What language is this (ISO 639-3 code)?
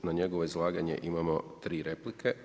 hrv